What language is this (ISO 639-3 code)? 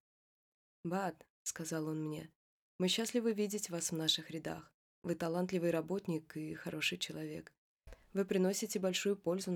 rus